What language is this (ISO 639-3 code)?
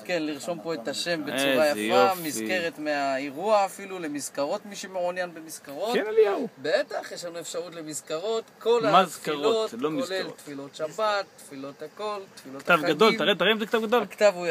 heb